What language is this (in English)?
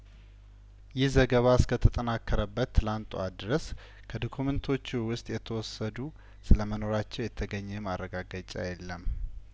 Amharic